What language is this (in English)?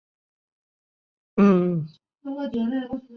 Chinese